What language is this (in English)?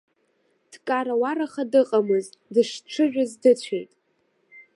Abkhazian